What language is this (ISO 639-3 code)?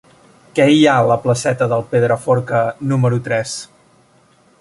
cat